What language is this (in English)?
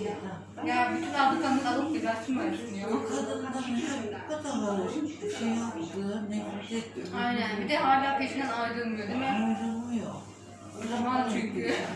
Turkish